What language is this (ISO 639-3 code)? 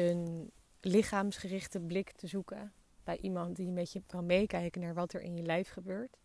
nld